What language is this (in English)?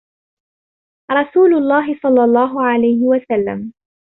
Arabic